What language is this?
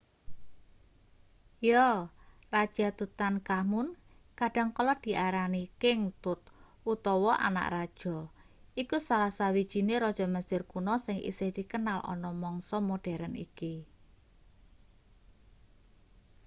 Javanese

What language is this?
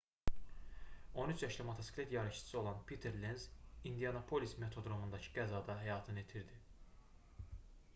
Azerbaijani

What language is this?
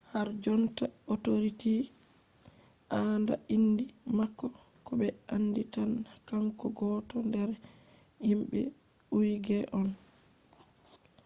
Fula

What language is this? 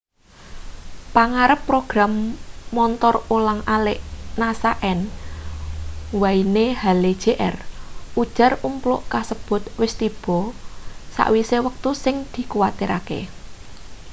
Javanese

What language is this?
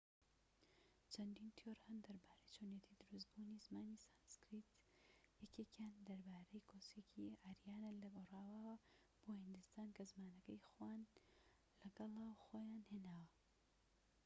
Central Kurdish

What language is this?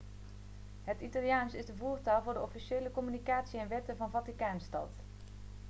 Dutch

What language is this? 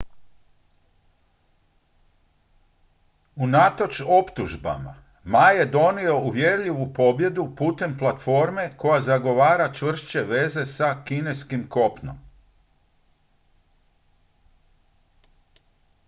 Croatian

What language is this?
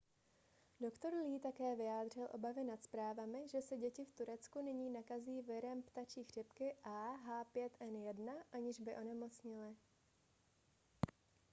Czech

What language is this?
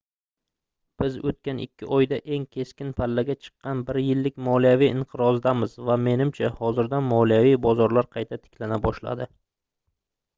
Uzbek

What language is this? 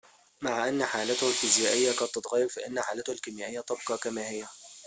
Arabic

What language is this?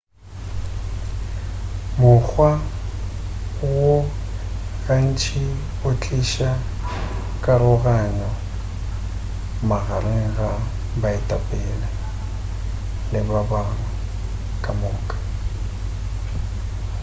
Northern Sotho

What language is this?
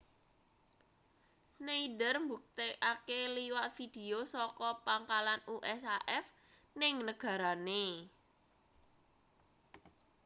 Javanese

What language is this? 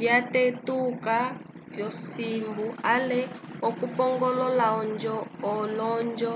Umbundu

